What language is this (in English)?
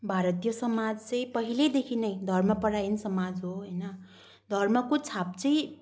Nepali